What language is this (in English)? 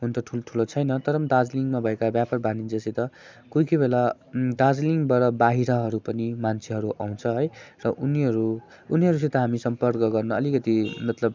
Nepali